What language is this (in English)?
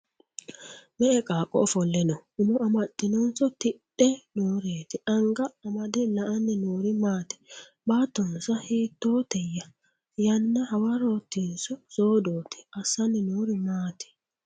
Sidamo